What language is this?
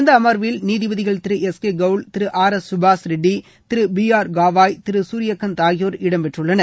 Tamil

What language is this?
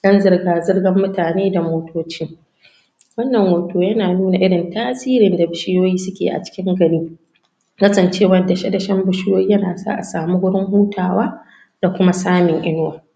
Hausa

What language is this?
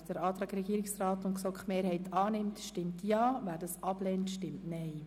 Swiss German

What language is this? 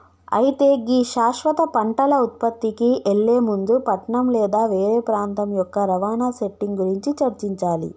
Telugu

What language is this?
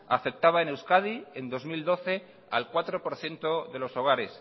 Spanish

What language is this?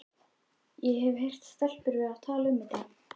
Icelandic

